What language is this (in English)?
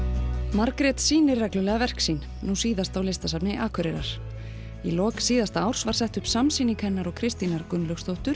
Icelandic